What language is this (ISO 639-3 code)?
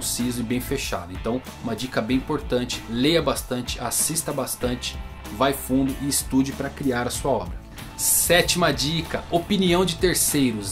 por